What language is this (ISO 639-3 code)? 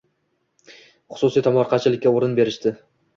uzb